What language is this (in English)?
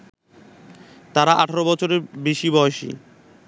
Bangla